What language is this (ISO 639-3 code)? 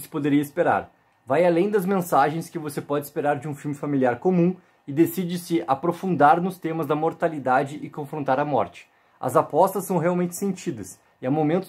por